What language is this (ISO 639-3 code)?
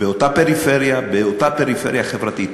heb